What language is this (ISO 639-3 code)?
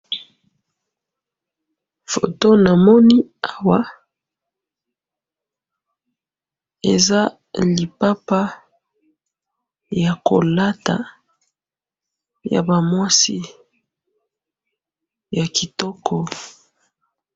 lin